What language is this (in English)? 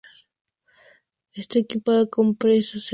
Spanish